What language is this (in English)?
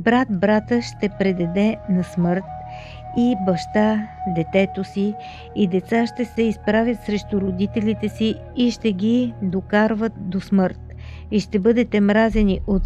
Bulgarian